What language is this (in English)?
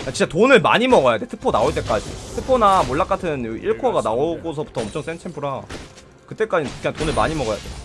Korean